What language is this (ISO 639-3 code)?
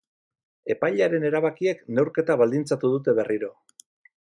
eus